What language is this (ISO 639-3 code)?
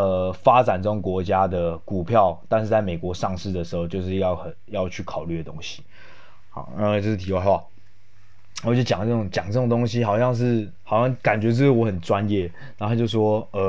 zho